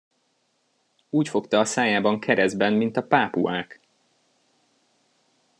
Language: Hungarian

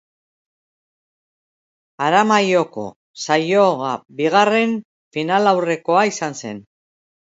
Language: Basque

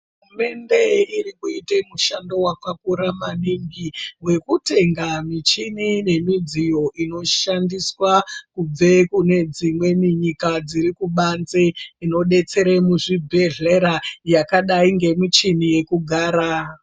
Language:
Ndau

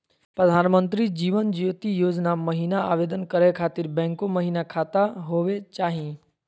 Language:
Magahi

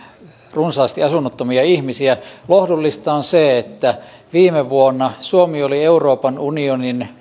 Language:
Finnish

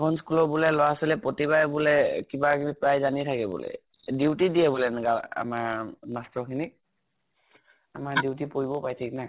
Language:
Assamese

